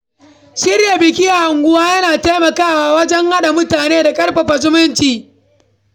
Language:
Hausa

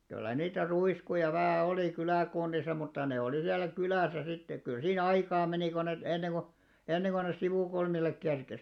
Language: Finnish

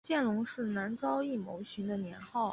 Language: Chinese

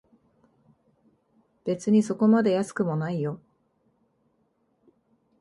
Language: Japanese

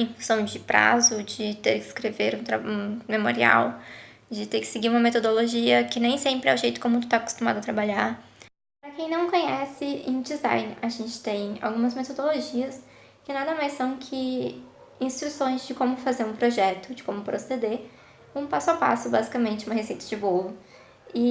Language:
Portuguese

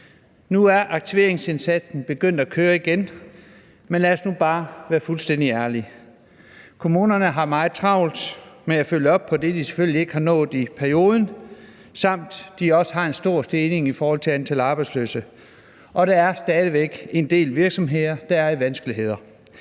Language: Danish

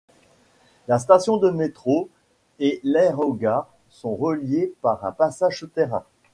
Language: French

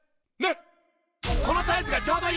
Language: Japanese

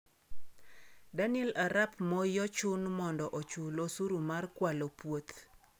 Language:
Luo (Kenya and Tanzania)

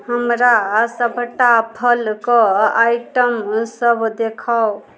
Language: Maithili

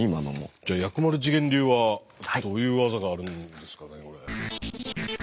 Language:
Japanese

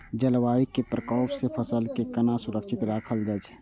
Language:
Maithili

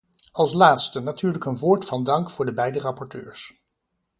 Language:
Dutch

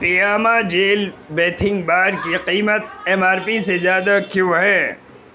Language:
Urdu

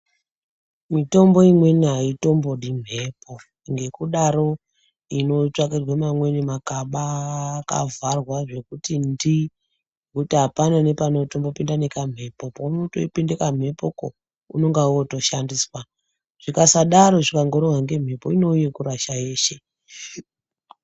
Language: Ndau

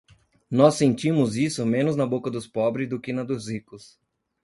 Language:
Portuguese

